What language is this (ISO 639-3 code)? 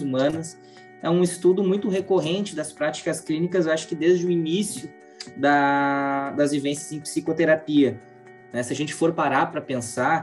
por